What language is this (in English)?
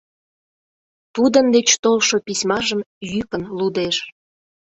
Mari